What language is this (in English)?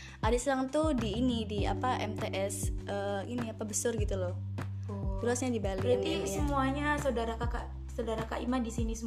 Indonesian